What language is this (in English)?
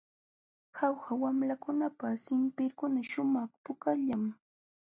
Jauja Wanca Quechua